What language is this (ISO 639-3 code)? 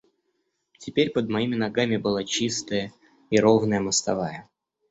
rus